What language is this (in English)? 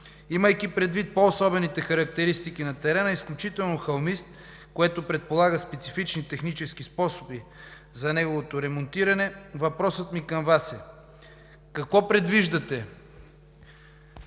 Bulgarian